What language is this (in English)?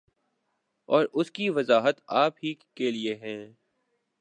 Urdu